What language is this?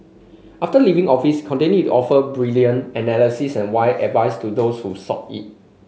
English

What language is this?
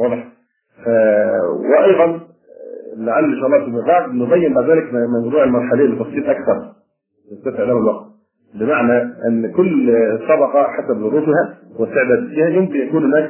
Arabic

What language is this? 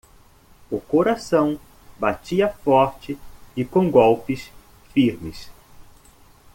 Portuguese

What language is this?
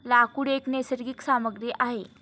Marathi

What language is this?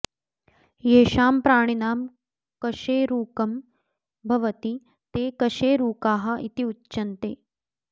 Sanskrit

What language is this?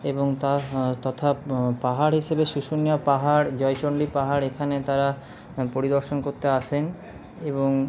Bangla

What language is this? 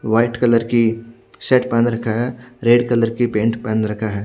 Hindi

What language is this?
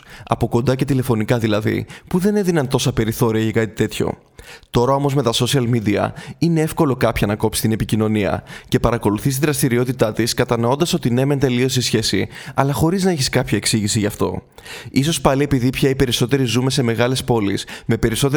Greek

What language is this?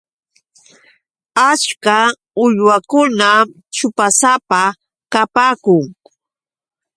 Yauyos Quechua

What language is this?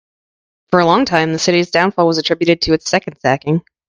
English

